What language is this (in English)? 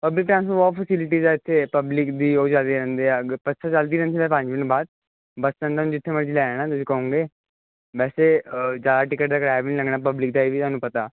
Punjabi